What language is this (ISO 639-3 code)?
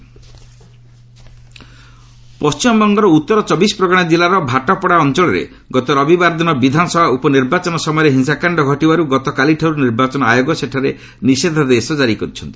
ori